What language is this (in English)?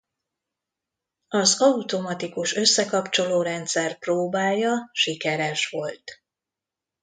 Hungarian